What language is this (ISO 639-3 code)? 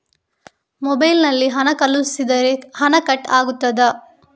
kan